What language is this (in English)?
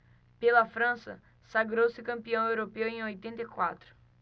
Portuguese